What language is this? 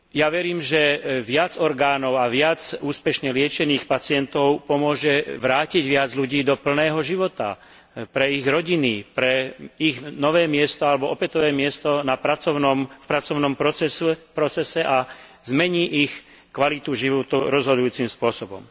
Slovak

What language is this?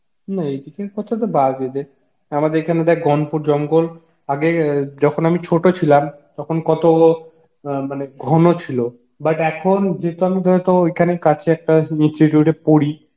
Bangla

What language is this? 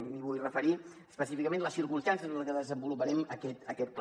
Catalan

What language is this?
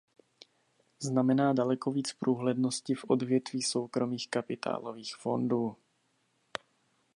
Czech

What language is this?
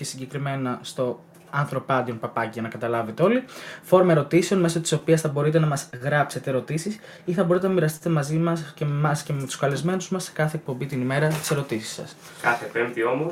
Greek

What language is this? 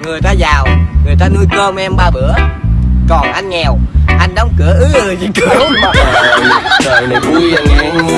Vietnamese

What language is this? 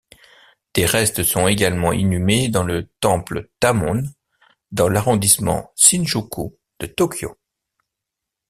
French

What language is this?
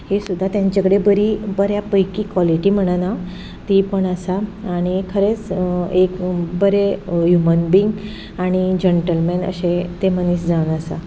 Konkani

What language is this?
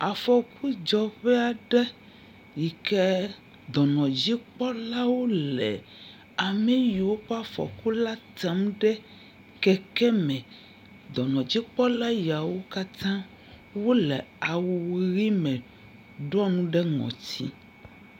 Ewe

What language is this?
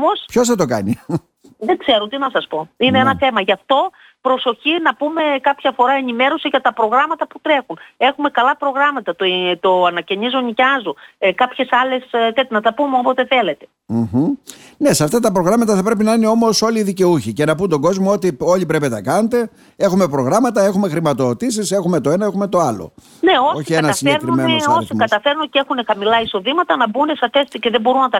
Greek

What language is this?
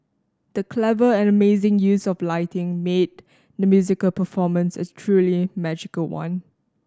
English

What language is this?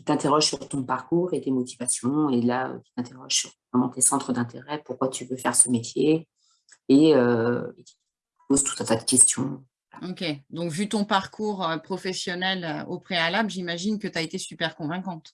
French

